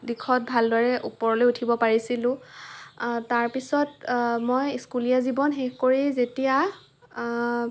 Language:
Assamese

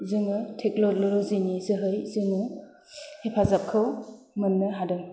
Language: Bodo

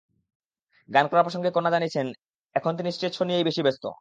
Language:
Bangla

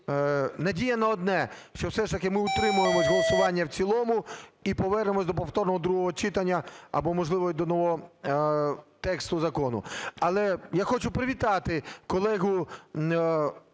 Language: Ukrainian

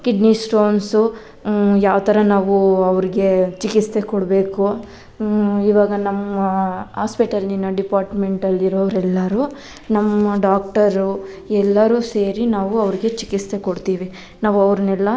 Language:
Kannada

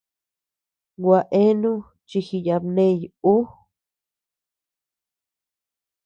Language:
Tepeuxila Cuicatec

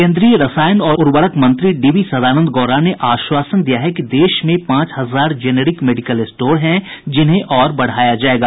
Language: Hindi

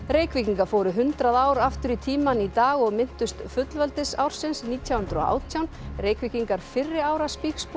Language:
Icelandic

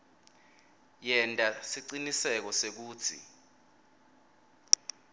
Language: Swati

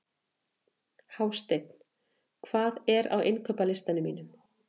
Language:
Icelandic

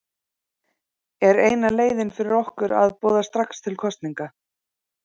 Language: Icelandic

